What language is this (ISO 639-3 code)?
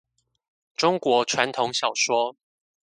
zho